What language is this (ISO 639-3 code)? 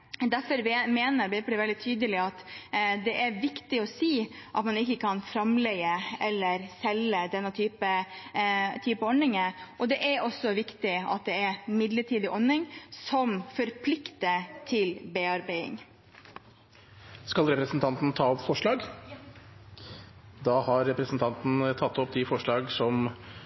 nor